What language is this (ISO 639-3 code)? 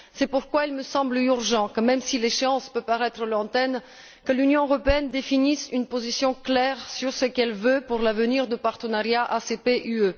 fra